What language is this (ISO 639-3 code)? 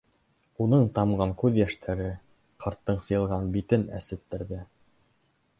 bak